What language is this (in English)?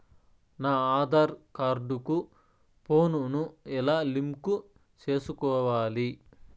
Telugu